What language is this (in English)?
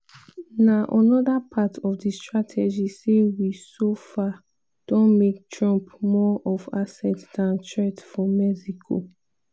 Nigerian Pidgin